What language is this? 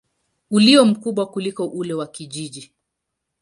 Swahili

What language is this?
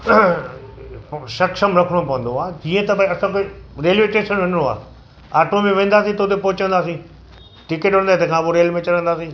Sindhi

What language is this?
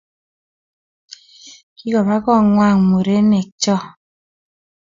Kalenjin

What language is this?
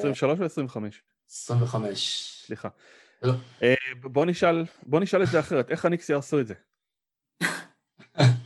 Hebrew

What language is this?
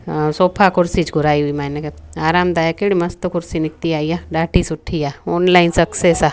Sindhi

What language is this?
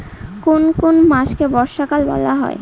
Bangla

